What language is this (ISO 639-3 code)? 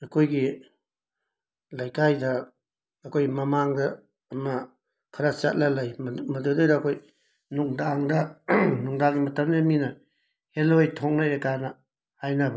mni